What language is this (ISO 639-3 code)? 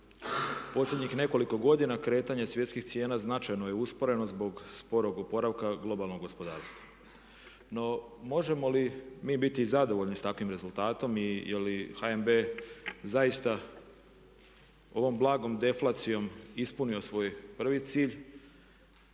hrv